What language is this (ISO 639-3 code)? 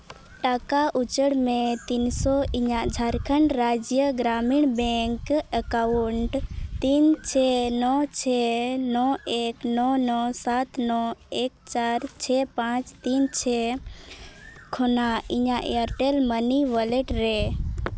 sat